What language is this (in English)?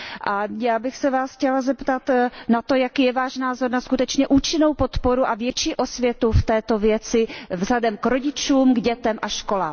Czech